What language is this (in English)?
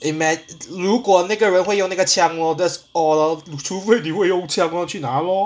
English